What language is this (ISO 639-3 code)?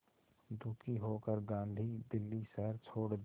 hin